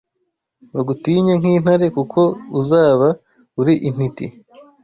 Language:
Kinyarwanda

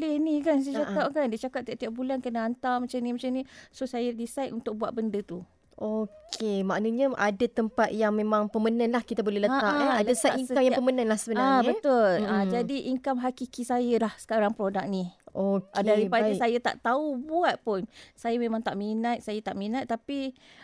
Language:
Malay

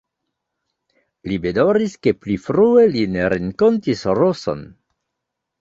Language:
Esperanto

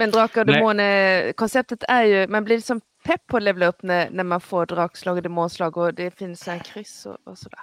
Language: Swedish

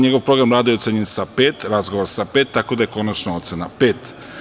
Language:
Serbian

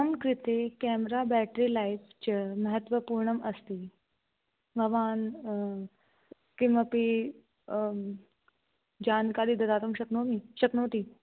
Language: Sanskrit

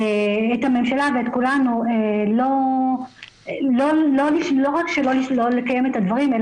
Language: Hebrew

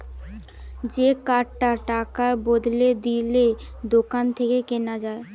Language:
Bangla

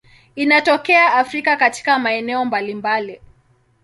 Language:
Swahili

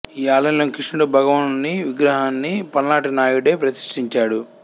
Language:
Telugu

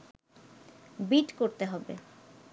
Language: Bangla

